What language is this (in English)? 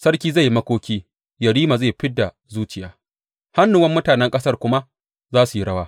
Hausa